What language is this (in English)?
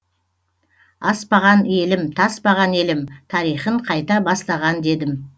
Kazakh